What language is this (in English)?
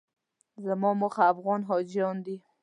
Pashto